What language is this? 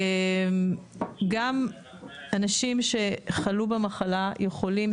Hebrew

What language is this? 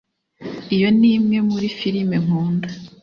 Kinyarwanda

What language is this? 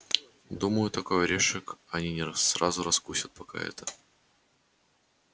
Russian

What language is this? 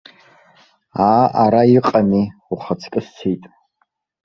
Abkhazian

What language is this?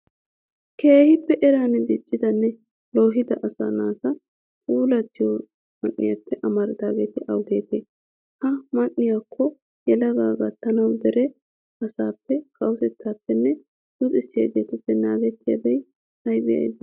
Wolaytta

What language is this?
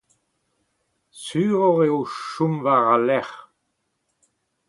Breton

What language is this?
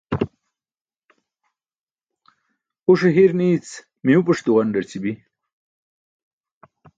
Burushaski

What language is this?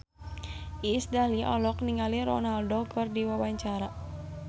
Sundanese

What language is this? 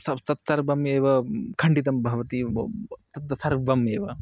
Sanskrit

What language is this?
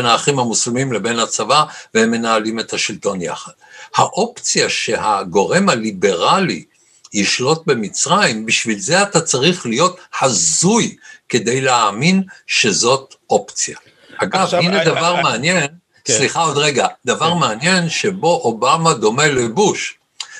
Hebrew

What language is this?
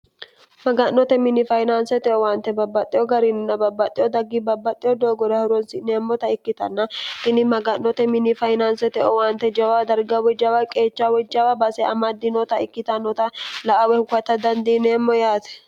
Sidamo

